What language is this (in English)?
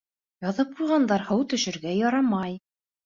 Bashkir